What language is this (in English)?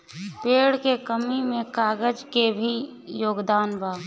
Bhojpuri